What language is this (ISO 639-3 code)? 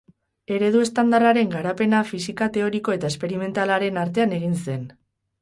eus